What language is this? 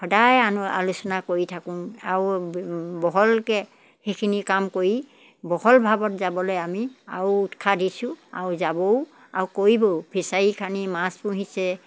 Assamese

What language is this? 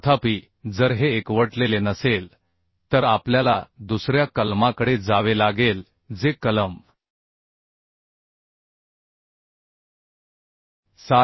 Marathi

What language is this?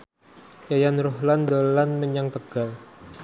Javanese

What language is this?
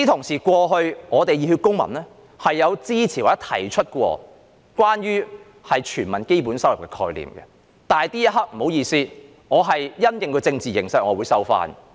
Cantonese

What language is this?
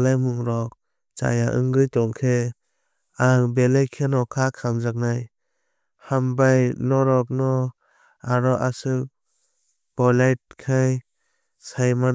Kok Borok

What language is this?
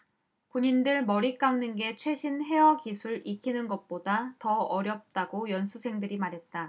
Korean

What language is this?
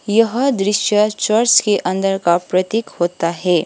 Hindi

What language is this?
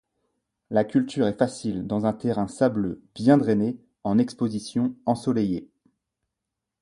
French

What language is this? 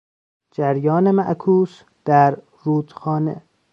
Persian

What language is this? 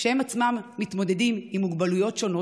Hebrew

